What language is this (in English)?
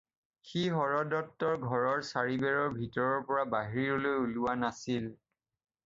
Assamese